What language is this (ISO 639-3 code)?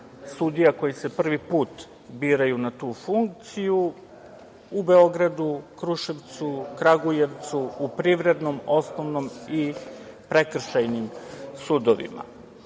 srp